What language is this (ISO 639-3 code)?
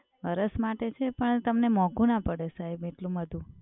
guj